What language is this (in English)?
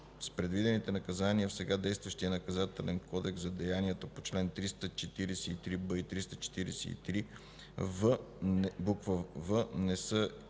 Bulgarian